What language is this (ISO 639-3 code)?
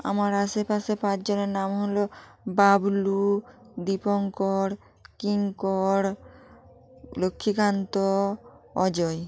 ben